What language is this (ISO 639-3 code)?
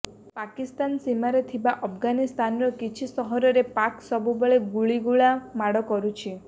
ori